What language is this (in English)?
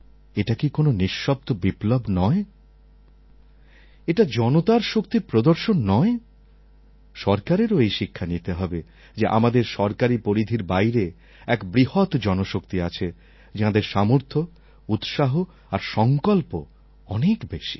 Bangla